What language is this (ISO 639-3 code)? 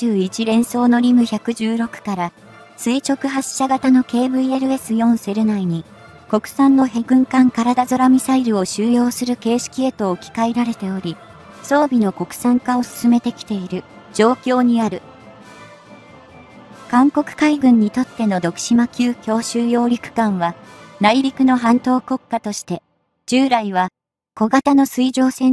jpn